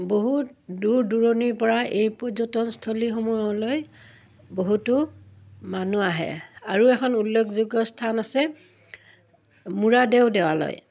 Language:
Assamese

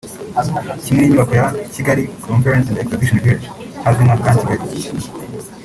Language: Kinyarwanda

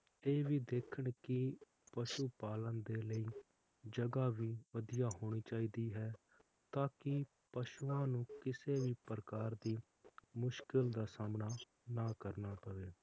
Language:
Punjabi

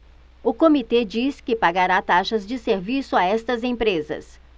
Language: Portuguese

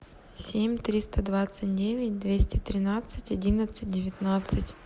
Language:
Russian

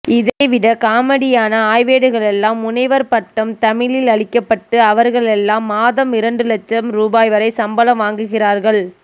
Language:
Tamil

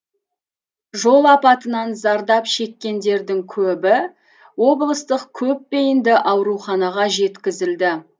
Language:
Kazakh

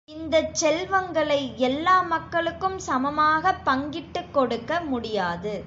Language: Tamil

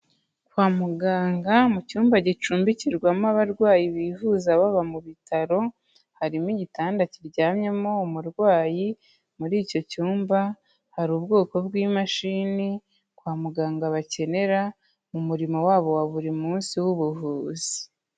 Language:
Kinyarwanda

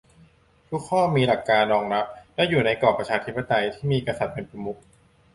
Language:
Thai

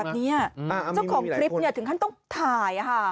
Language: Thai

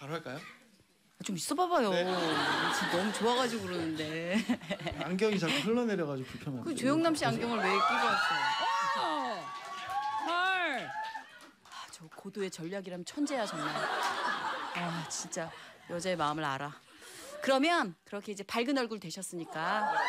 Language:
Korean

